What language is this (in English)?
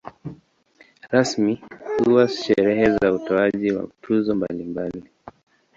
Swahili